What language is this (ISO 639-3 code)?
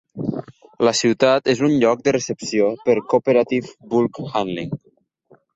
cat